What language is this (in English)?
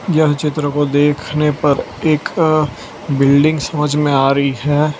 Hindi